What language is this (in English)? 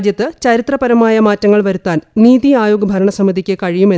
Malayalam